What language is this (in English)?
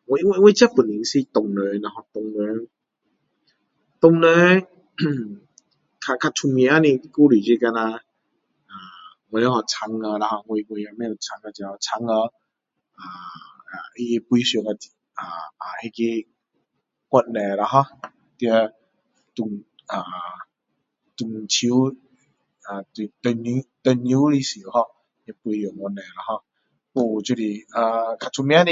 Min Dong Chinese